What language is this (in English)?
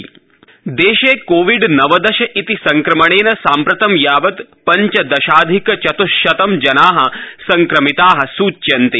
Sanskrit